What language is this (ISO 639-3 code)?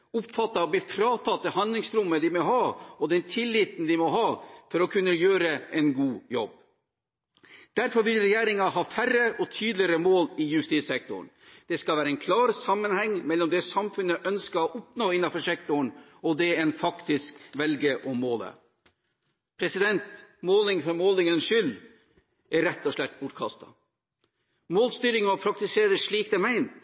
nob